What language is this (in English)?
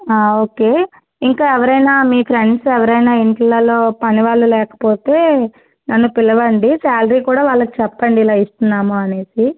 Telugu